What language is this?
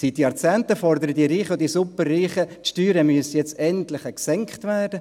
Swiss German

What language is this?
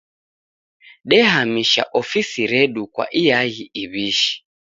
Taita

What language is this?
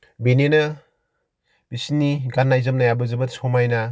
Bodo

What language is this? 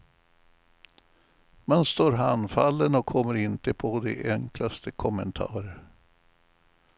Swedish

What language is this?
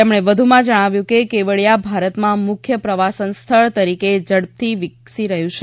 Gujarati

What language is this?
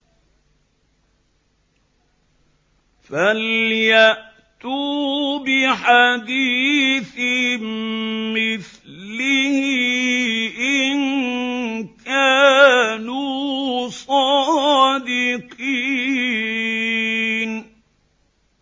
Arabic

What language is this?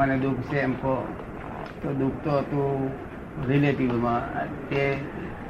Gujarati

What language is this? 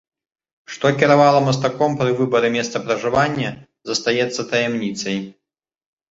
Belarusian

